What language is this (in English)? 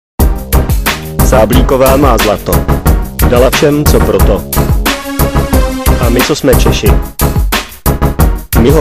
Czech